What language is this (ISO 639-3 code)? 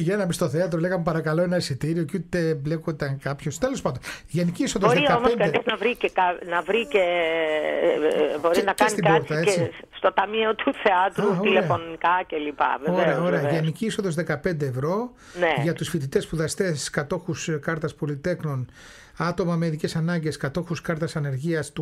ell